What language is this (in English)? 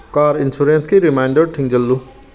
Manipuri